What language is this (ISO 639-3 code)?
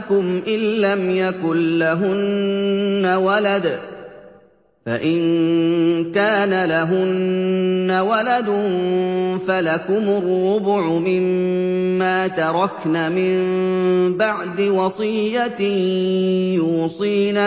ara